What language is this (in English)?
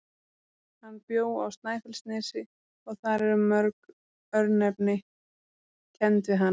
Icelandic